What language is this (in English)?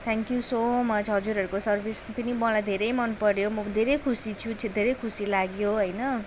Nepali